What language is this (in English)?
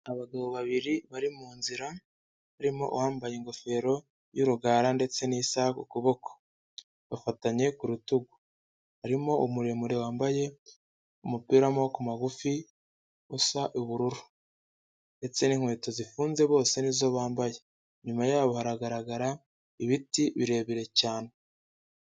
Kinyarwanda